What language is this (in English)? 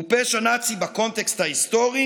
Hebrew